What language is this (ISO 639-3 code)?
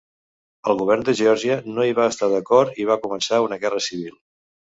cat